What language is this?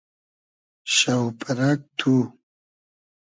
Hazaragi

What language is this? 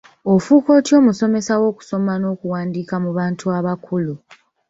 Ganda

